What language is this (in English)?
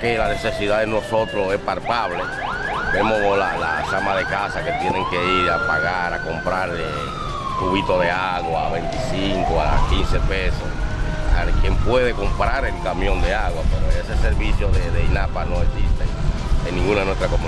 Spanish